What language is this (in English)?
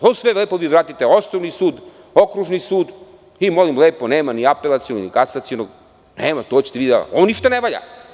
Serbian